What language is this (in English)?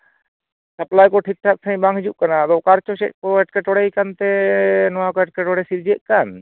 Santali